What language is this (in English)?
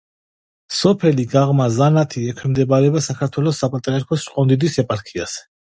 Georgian